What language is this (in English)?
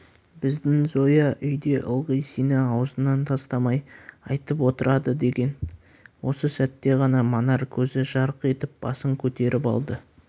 Kazakh